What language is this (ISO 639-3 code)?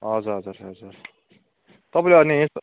nep